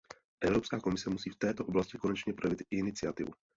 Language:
Czech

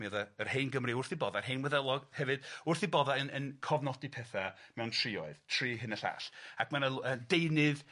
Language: Welsh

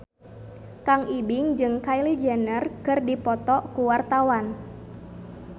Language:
Sundanese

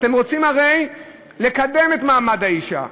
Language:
Hebrew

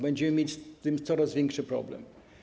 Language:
Polish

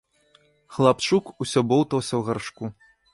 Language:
Belarusian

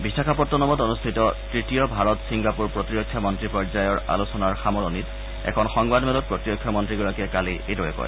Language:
Assamese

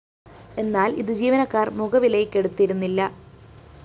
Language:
Malayalam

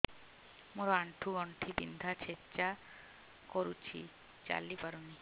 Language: Odia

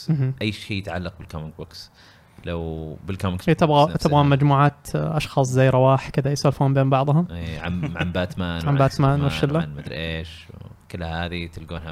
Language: Arabic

